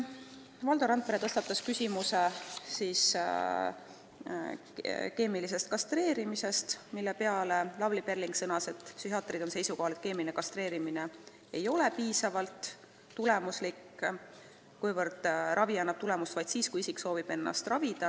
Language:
Estonian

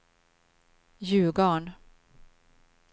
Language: Swedish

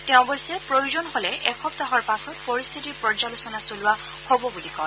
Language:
Assamese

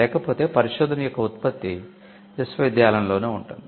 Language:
Telugu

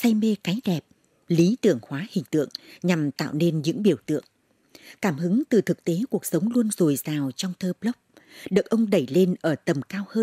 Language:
Vietnamese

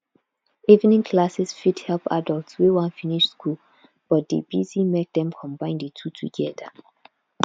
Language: Nigerian Pidgin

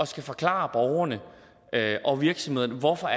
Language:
Danish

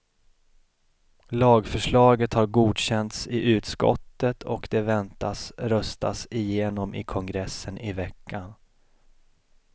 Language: Swedish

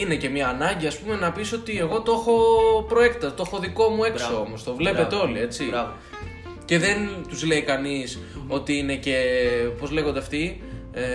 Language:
Greek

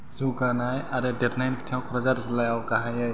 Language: Bodo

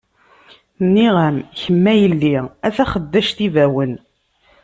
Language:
Kabyle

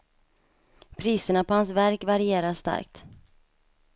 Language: Swedish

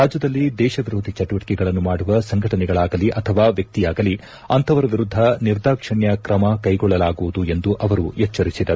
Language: Kannada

